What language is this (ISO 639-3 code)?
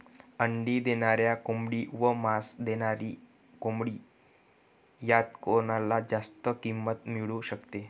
mar